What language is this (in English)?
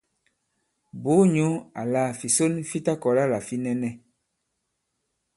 Bankon